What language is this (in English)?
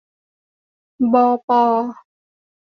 Thai